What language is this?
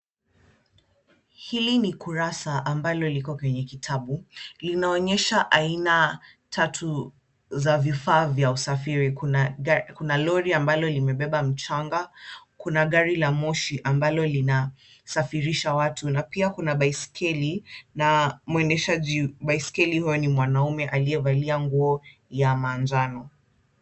Swahili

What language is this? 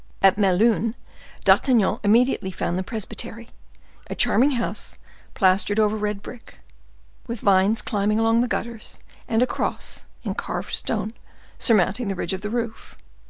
English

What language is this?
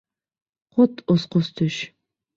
Bashkir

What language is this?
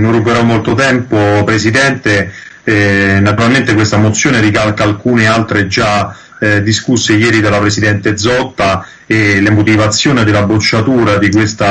Italian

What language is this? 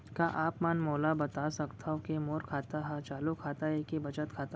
Chhattisgarhi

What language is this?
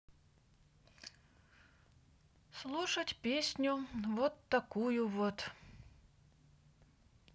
Russian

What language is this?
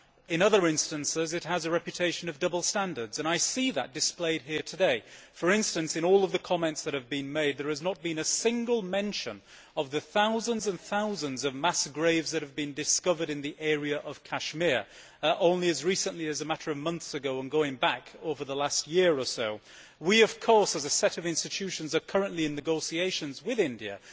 English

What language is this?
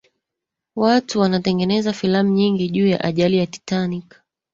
Swahili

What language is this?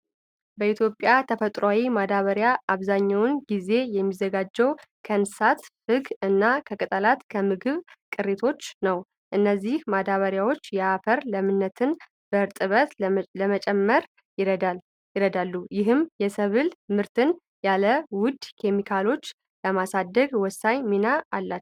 Amharic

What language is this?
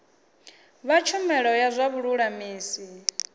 Venda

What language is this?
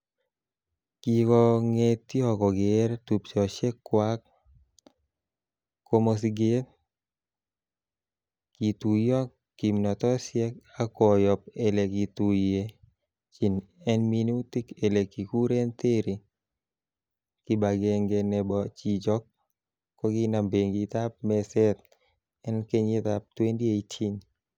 Kalenjin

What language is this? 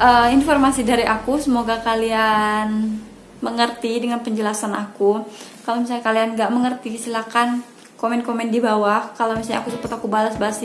Indonesian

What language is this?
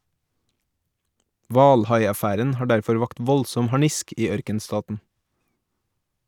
Norwegian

